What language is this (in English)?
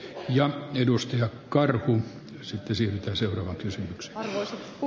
Finnish